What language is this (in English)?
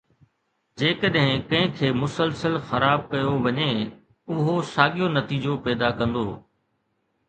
Sindhi